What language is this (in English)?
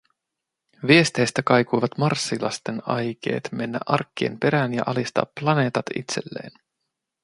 Finnish